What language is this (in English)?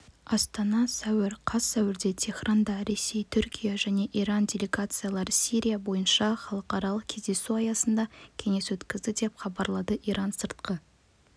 Kazakh